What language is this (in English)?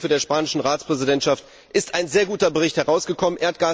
German